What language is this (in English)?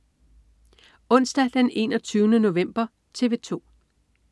Danish